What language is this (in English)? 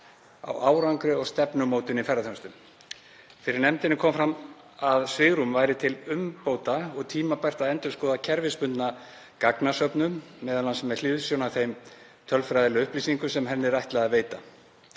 Icelandic